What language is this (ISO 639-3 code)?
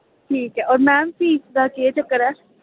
doi